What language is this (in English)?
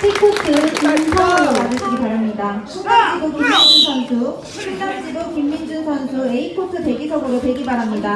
Korean